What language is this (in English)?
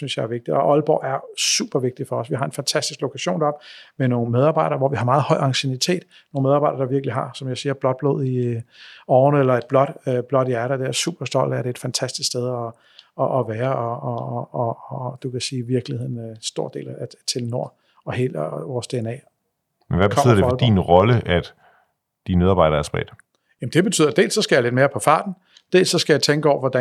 Danish